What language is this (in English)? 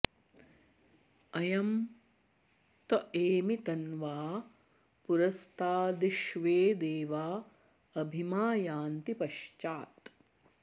Sanskrit